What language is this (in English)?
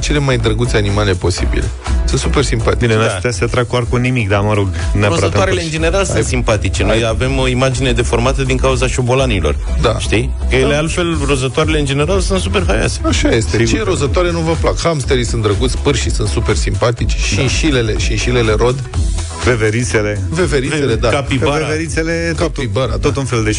Romanian